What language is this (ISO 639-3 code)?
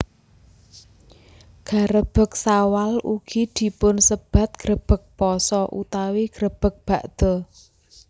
jav